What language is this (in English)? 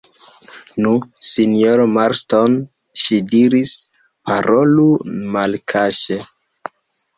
Esperanto